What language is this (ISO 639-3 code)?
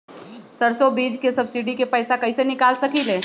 mag